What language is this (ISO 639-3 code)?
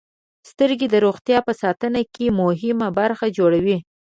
pus